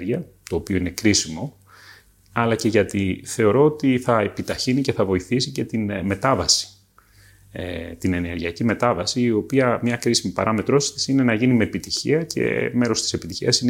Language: Greek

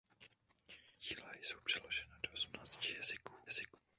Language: Czech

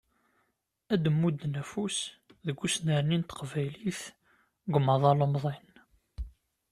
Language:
Kabyle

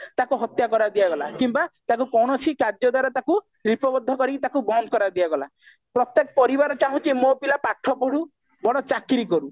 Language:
Odia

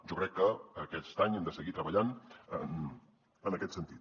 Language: Catalan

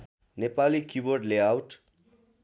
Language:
Nepali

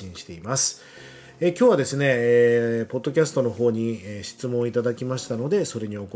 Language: Japanese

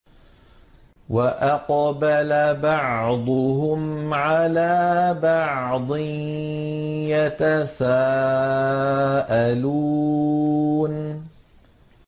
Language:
Arabic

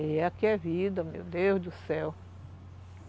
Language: Portuguese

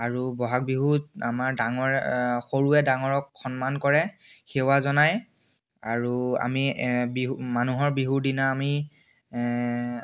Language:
Assamese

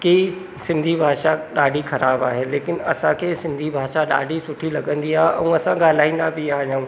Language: Sindhi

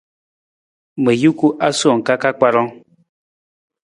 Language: Nawdm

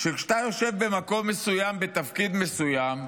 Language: Hebrew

